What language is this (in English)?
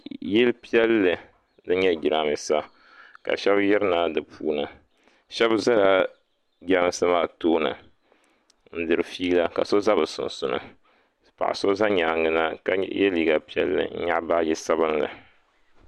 Dagbani